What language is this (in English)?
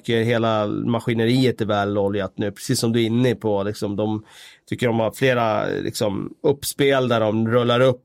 Swedish